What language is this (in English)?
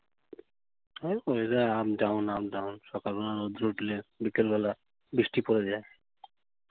Bangla